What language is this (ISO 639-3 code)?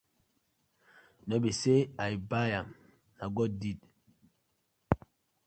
pcm